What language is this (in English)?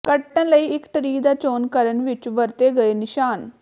Punjabi